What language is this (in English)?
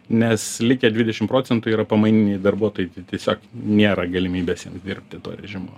Lithuanian